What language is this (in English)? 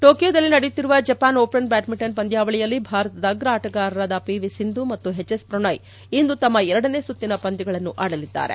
Kannada